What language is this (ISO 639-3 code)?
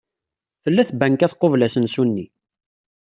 kab